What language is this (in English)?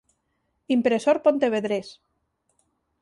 Galician